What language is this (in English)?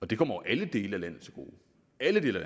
Danish